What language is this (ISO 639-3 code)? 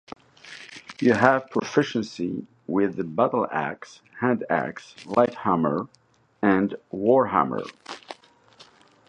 eng